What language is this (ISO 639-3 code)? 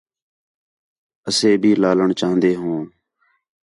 xhe